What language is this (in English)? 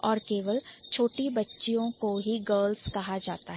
Hindi